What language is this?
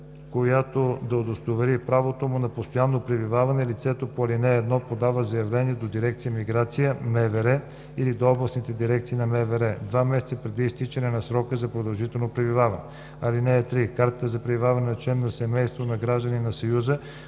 Bulgarian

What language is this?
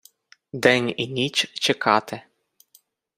Ukrainian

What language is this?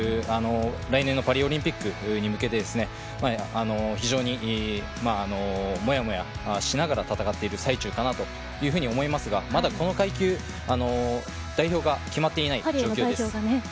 Japanese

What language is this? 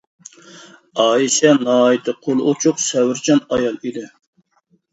Uyghur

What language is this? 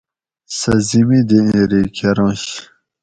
Gawri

